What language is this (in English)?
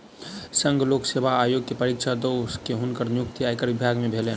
Maithili